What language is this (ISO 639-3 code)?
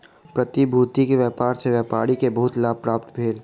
mai